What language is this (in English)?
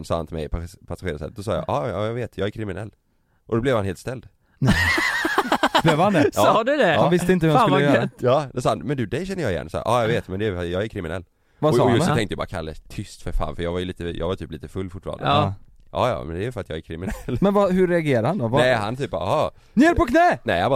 Swedish